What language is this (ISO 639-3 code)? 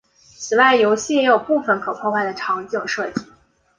zho